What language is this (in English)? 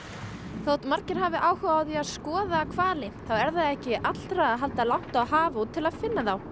Icelandic